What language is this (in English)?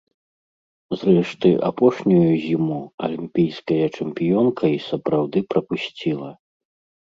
Belarusian